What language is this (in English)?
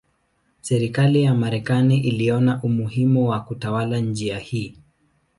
Swahili